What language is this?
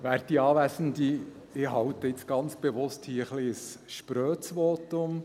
Swiss German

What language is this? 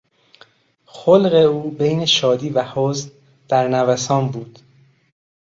Persian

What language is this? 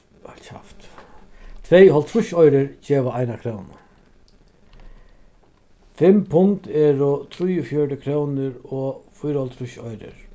Faroese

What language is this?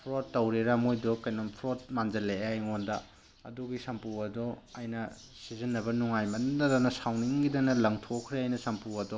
Manipuri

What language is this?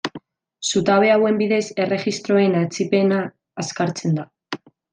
Basque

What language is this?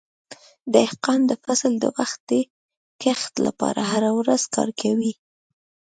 Pashto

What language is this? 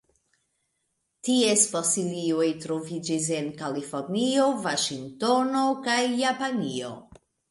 Esperanto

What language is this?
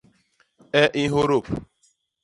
Basaa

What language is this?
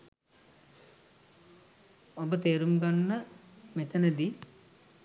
Sinhala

